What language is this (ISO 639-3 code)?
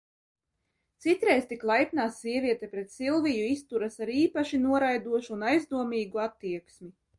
lav